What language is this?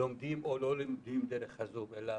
Hebrew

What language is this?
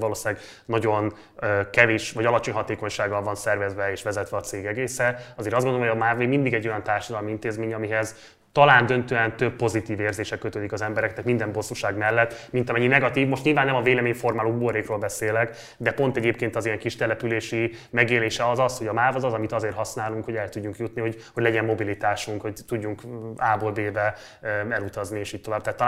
Hungarian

